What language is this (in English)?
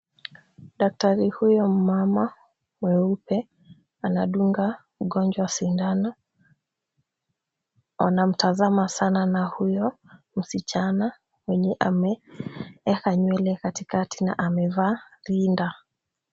Swahili